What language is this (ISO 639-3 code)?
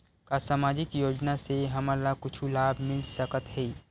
hne